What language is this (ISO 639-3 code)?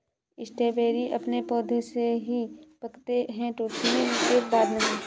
hin